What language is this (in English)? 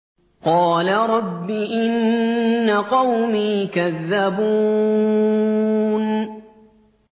Arabic